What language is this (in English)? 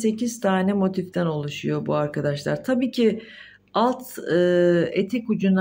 Turkish